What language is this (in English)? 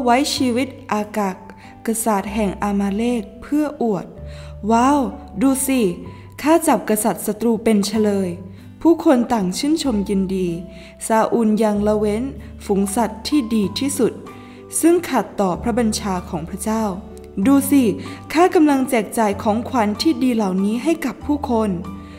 Thai